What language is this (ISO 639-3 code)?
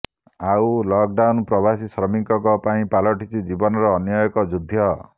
ori